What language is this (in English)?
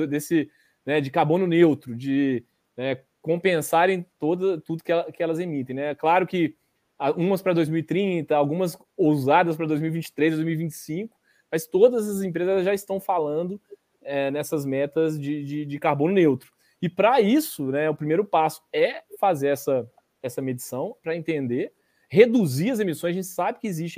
Portuguese